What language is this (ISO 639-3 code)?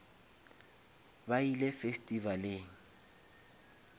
nso